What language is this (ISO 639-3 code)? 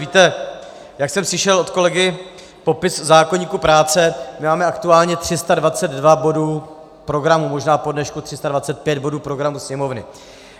ces